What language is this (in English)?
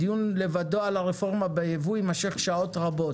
Hebrew